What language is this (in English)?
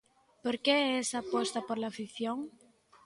Galician